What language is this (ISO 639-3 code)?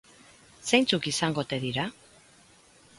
eus